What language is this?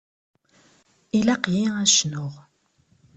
Kabyle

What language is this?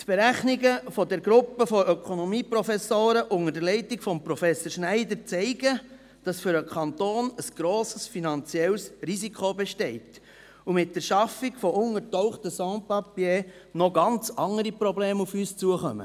Swiss German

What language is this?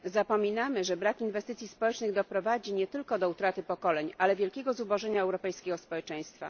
Polish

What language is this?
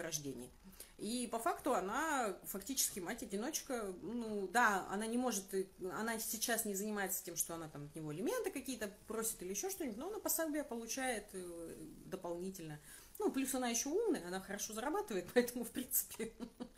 Russian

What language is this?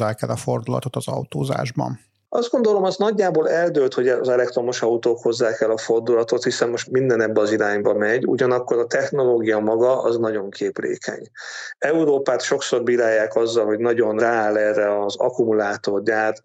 Hungarian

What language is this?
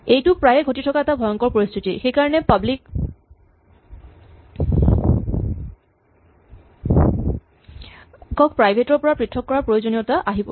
Assamese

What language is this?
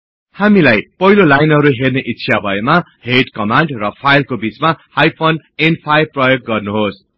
Nepali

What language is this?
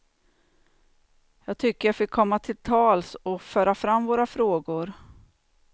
Swedish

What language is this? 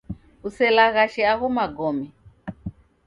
Taita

